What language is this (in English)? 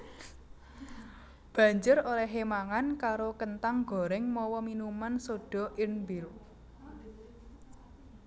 Javanese